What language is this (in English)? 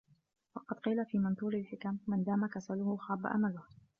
Arabic